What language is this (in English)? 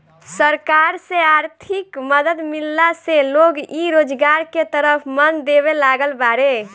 Bhojpuri